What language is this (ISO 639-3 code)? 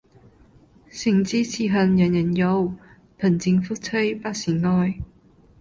yue